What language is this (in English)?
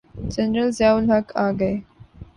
Urdu